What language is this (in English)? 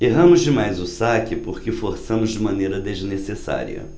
Portuguese